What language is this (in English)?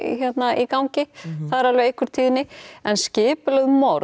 Icelandic